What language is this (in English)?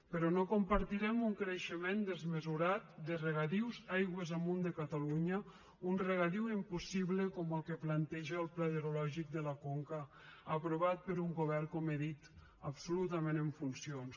Catalan